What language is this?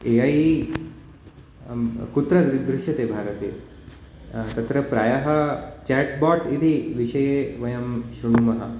Sanskrit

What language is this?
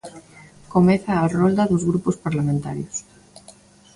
Galician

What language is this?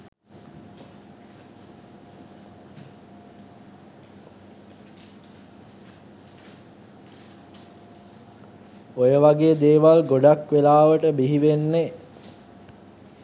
Sinhala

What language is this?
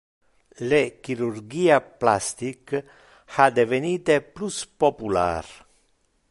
Interlingua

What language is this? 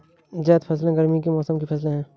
Hindi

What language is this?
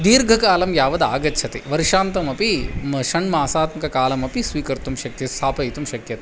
Sanskrit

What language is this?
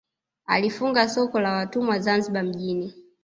Swahili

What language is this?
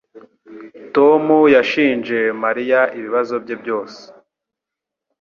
Kinyarwanda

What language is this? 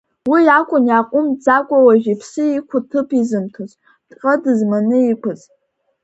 Abkhazian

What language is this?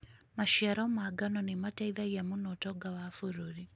Kikuyu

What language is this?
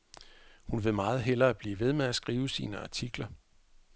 Danish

